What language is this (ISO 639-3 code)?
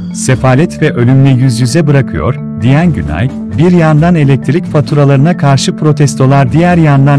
tur